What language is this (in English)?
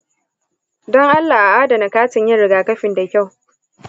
Hausa